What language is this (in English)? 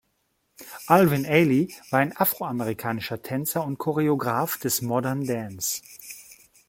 German